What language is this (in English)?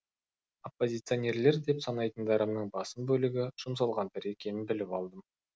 Kazakh